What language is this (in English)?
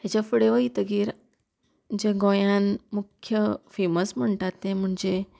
Konkani